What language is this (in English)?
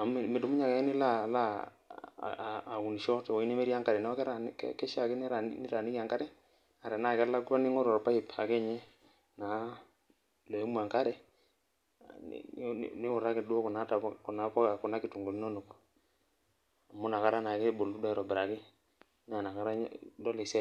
Masai